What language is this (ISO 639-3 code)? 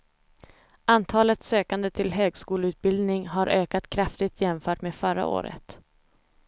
swe